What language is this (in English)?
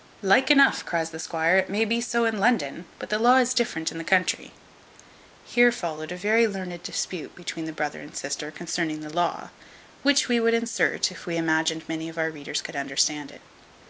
English